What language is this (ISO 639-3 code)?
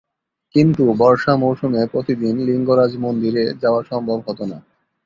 ben